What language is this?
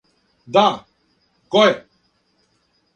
Serbian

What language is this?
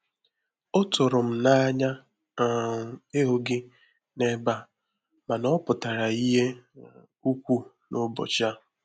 Igbo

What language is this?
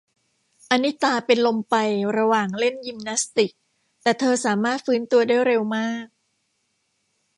Thai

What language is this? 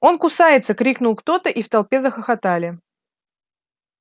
Russian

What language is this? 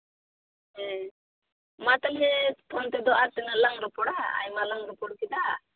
Santali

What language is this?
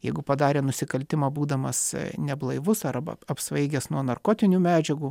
Lithuanian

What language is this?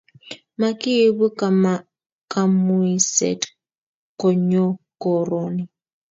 Kalenjin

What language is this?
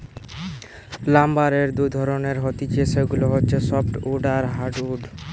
Bangla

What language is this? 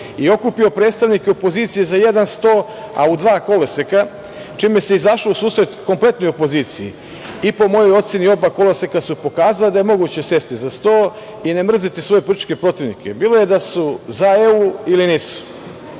Serbian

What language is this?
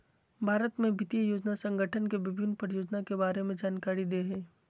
Magahi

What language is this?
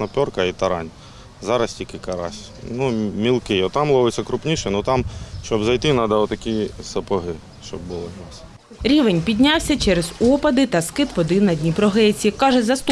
Ukrainian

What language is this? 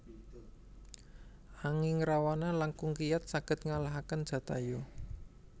Javanese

